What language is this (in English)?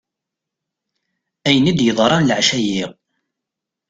Kabyle